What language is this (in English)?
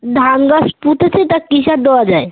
Bangla